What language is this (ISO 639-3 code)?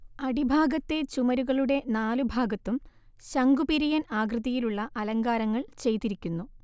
mal